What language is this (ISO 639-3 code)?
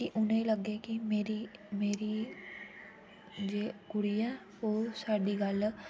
doi